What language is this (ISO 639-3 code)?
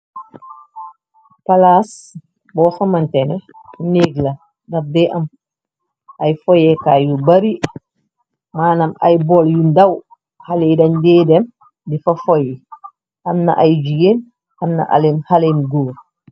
wol